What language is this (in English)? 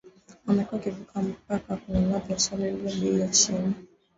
Swahili